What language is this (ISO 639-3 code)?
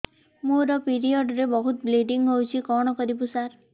ori